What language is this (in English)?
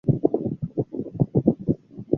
Chinese